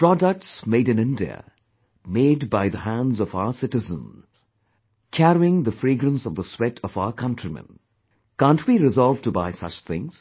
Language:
English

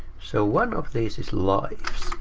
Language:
English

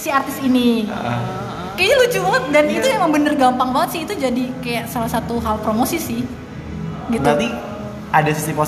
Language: Indonesian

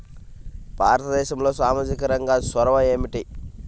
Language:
Telugu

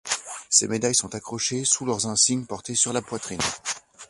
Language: French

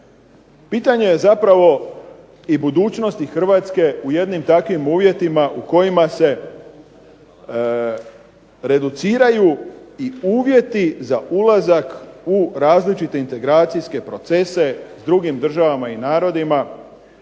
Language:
Croatian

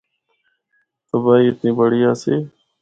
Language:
Northern Hindko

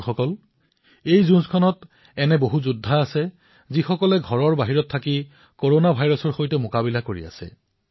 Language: Assamese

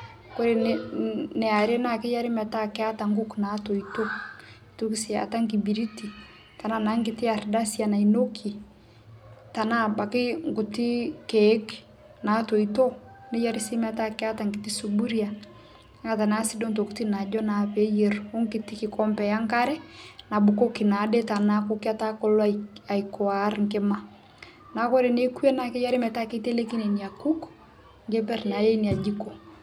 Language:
Masai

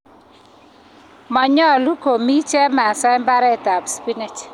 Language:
Kalenjin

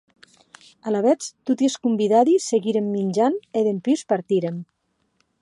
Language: Occitan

